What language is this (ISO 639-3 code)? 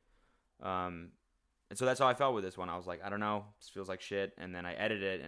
eng